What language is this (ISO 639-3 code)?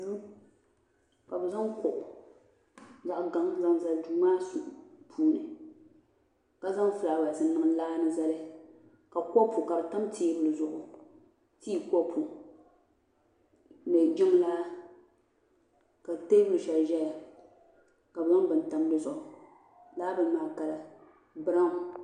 dag